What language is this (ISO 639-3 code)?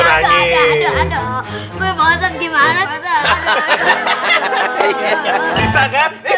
ind